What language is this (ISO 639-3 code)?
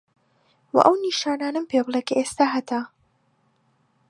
ckb